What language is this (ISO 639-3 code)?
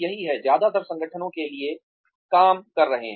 hin